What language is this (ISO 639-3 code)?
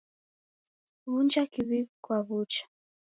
dav